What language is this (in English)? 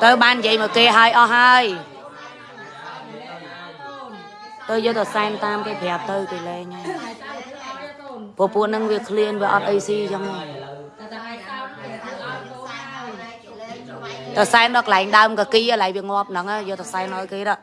Vietnamese